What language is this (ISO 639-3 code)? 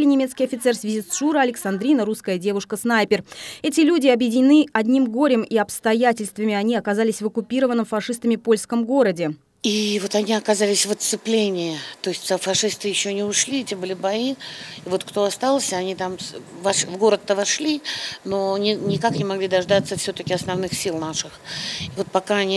rus